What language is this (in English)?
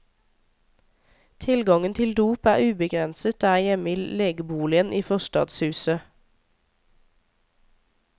Norwegian